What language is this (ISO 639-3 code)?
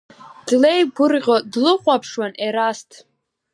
abk